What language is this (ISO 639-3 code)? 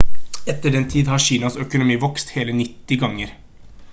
nob